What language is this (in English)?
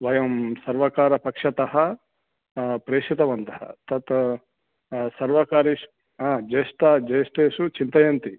Sanskrit